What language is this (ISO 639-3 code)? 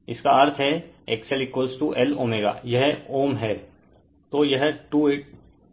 hin